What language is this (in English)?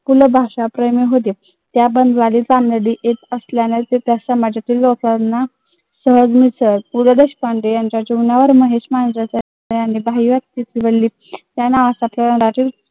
Marathi